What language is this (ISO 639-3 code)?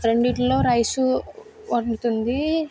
tel